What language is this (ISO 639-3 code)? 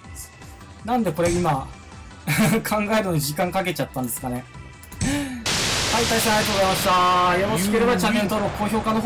jpn